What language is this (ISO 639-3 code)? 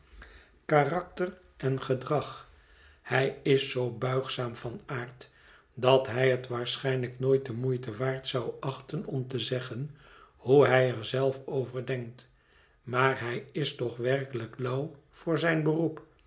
nld